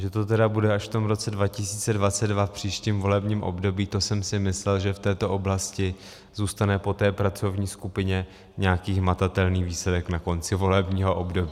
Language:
Czech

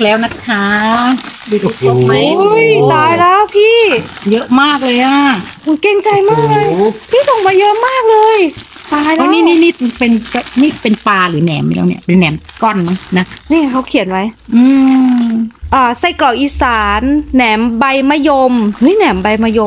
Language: Thai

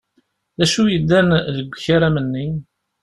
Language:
Kabyle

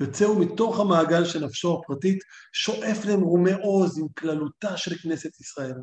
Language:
Hebrew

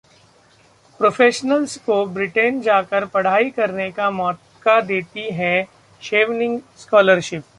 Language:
Hindi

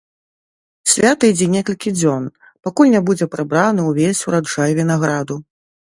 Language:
Belarusian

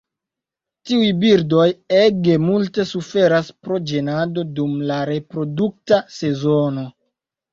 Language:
Esperanto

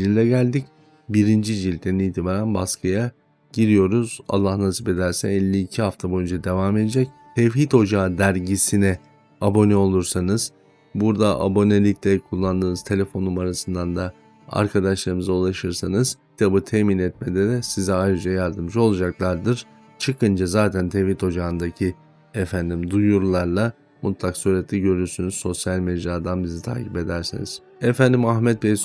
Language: Turkish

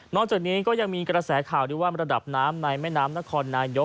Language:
Thai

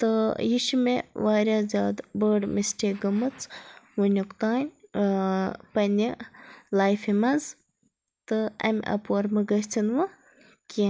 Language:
Kashmiri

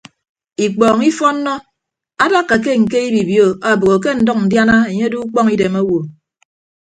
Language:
Ibibio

